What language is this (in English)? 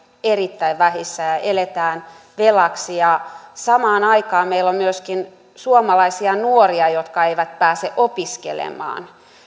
Finnish